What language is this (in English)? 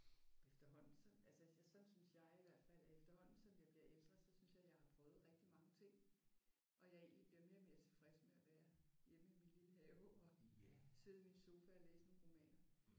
Danish